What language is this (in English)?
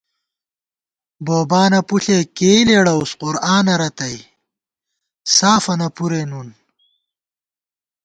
Gawar-Bati